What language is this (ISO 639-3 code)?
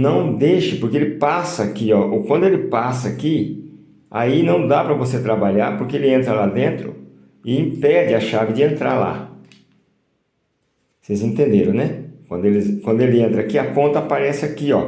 por